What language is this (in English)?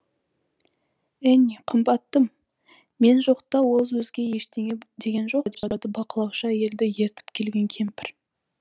Kazakh